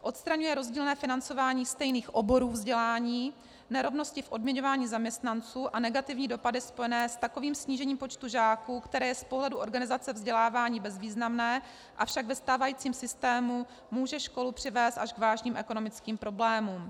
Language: Czech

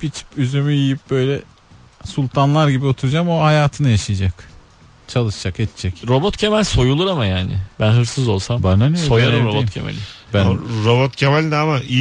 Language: Turkish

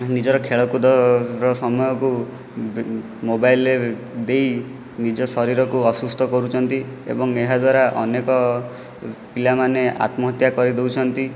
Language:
Odia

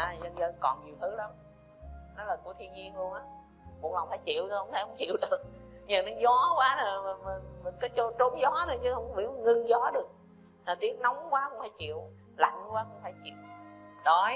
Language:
Vietnamese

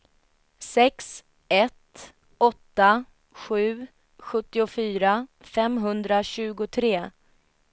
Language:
Swedish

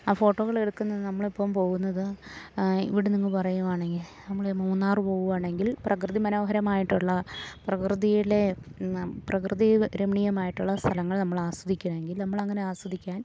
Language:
Malayalam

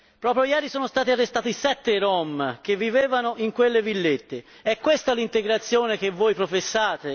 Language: Italian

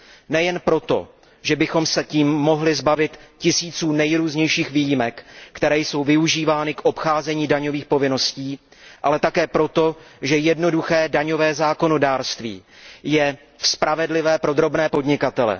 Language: Czech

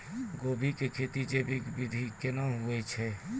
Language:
Maithili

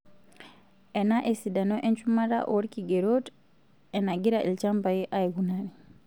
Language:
Masai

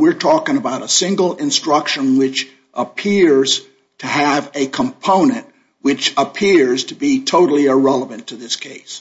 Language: English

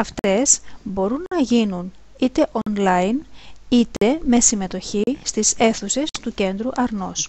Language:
Greek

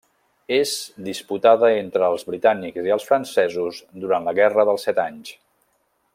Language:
Catalan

